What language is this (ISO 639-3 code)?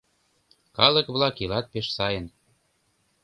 chm